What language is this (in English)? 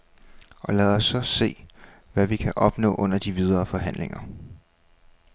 Danish